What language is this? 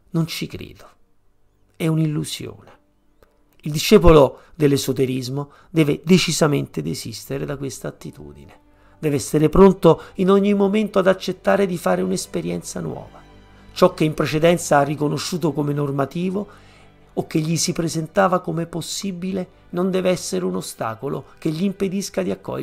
Italian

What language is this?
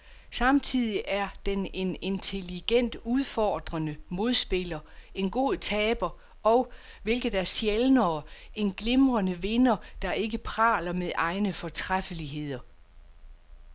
Danish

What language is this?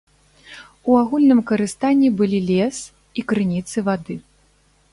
Belarusian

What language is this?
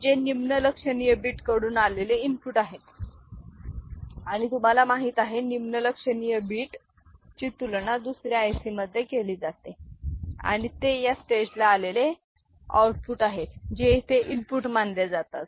Marathi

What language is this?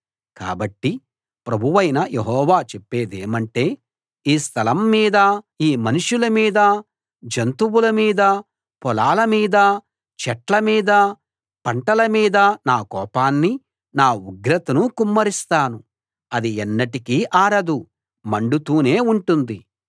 Telugu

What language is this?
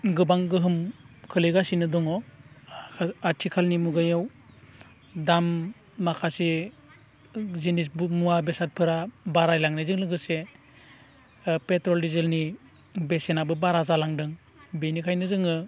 Bodo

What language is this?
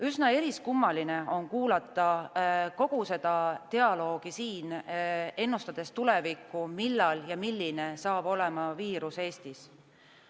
Estonian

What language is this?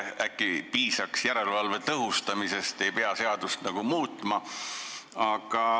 Estonian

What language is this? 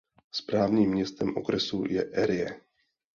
Czech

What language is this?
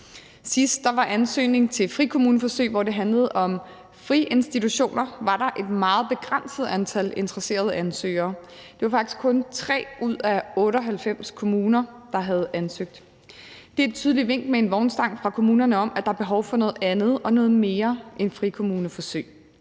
Danish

